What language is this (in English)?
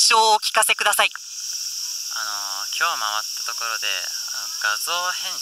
Japanese